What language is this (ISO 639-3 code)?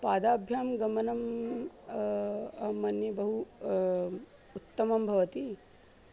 san